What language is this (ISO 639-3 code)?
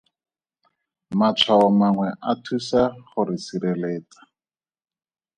tsn